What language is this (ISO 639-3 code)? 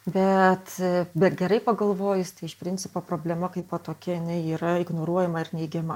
lit